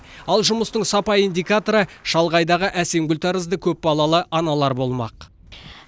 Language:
Kazakh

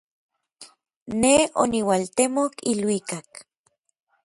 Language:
Orizaba Nahuatl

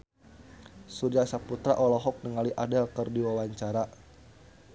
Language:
Sundanese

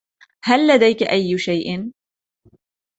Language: Arabic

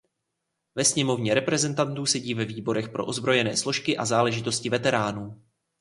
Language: Czech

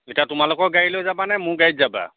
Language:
Assamese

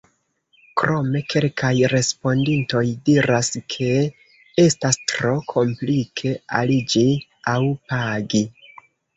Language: Esperanto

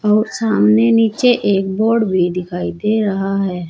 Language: Hindi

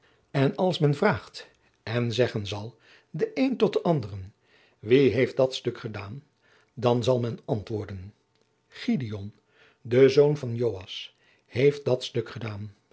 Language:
Dutch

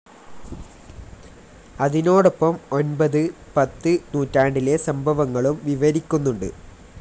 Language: Malayalam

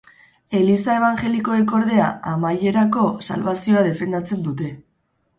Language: Basque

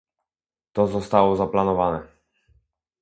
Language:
Polish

